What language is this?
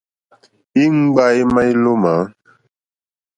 Mokpwe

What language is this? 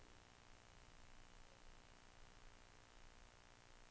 Swedish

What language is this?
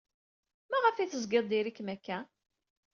Kabyle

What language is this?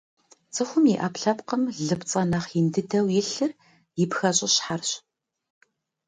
Kabardian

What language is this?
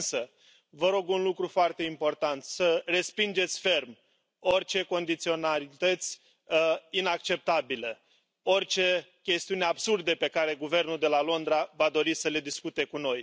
Romanian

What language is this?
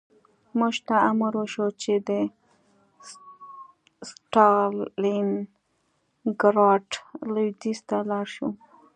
Pashto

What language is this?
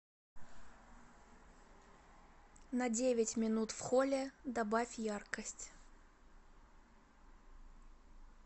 Russian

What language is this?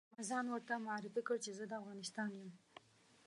Pashto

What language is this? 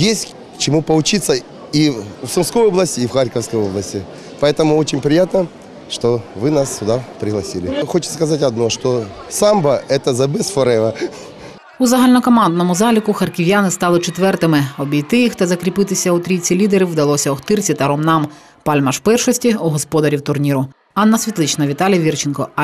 Ukrainian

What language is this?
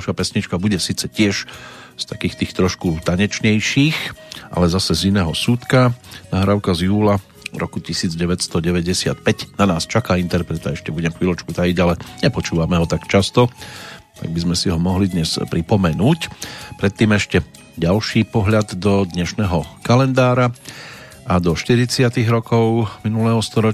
Slovak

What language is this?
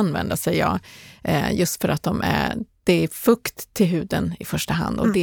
Swedish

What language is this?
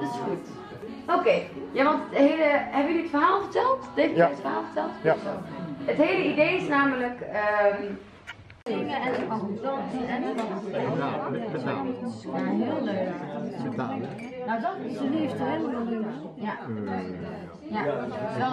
Dutch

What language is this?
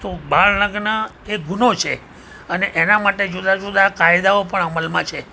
Gujarati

